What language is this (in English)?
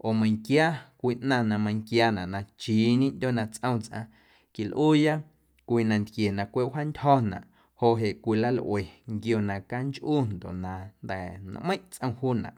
Guerrero Amuzgo